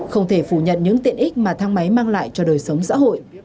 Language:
Vietnamese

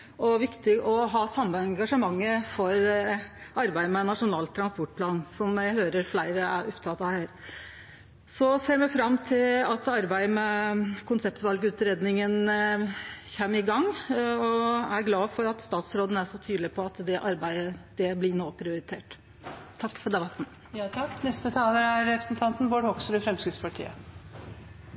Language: Norwegian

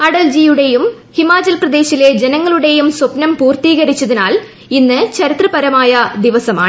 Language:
Malayalam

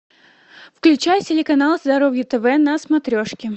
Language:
Russian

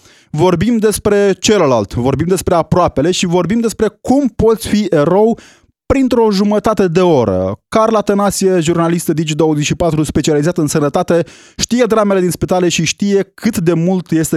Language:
Romanian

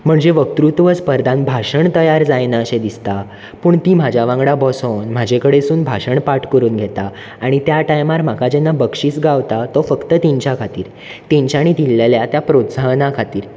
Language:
Konkani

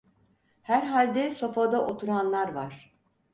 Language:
Turkish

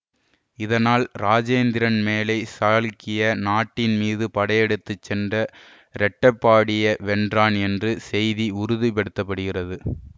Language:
Tamil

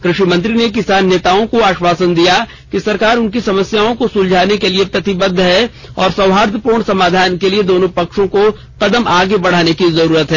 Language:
Hindi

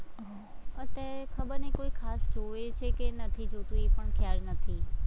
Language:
Gujarati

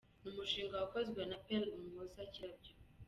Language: Kinyarwanda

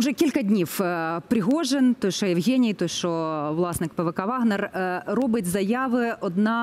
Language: Ukrainian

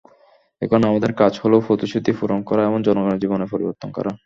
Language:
Bangla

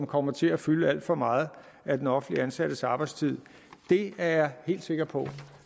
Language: Danish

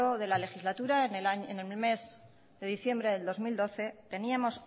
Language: Spanish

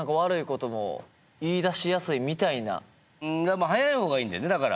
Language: Japanese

